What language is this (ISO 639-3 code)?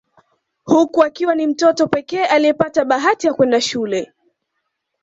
swa